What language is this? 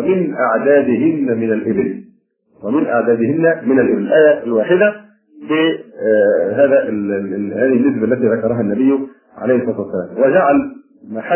Arabic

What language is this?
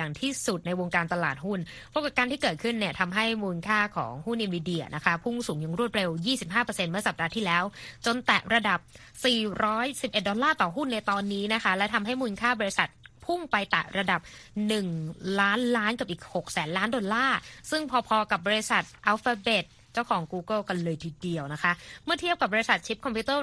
Thai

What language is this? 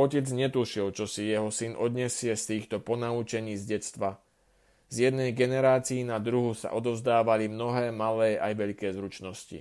Slovak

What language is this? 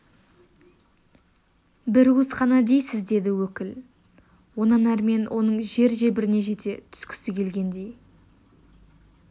Kazakh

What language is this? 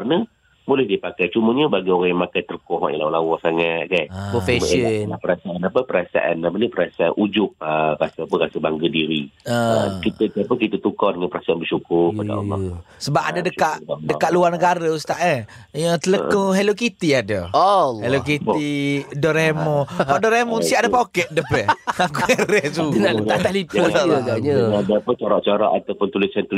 Malay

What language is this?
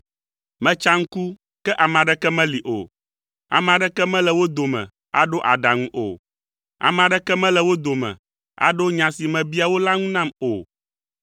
Ewe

